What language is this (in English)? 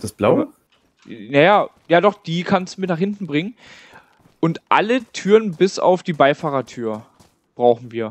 German